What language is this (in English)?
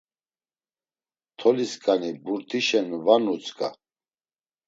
Laz